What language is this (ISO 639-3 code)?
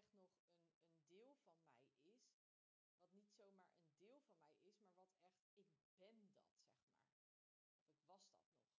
nld